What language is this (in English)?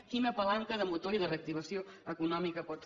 Catalan